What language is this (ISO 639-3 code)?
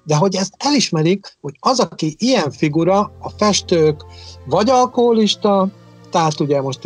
hun